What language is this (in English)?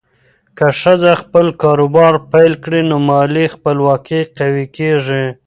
Pashto